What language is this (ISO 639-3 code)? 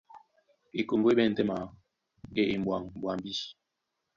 dua